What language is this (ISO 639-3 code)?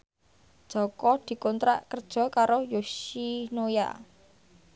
jav